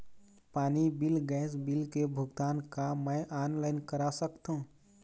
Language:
Chhattisgarhi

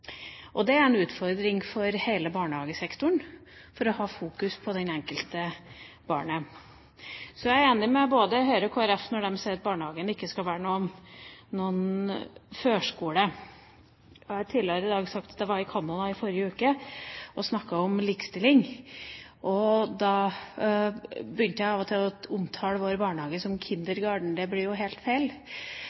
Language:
Norwegian Bokmål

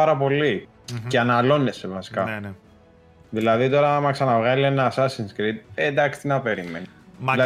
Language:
Greek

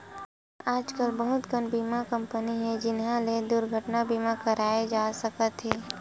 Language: Chhattisgarhi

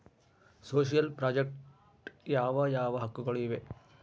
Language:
Kannada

